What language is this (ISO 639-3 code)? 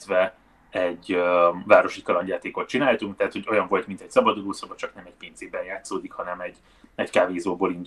hun